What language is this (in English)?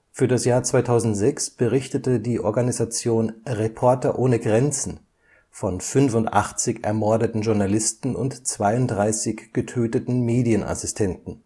German